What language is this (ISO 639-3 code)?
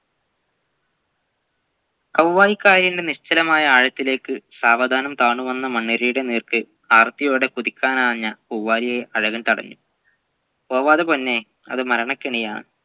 mal